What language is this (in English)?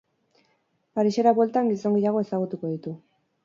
Basque